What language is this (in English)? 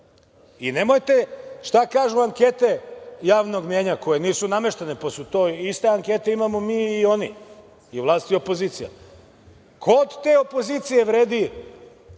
Serbian